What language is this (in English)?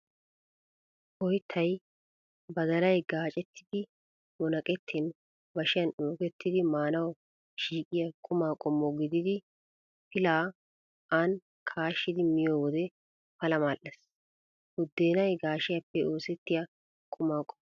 Wolaytta